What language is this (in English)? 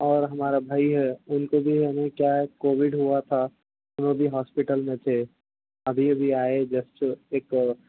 Urdu